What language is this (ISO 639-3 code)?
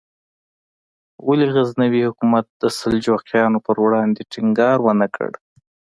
pus